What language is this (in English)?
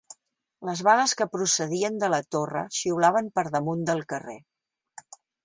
Catalan